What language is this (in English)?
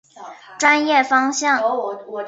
Chinese